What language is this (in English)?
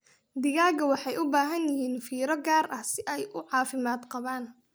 Somali